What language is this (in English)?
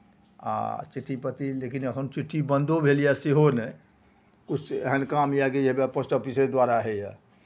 Maithili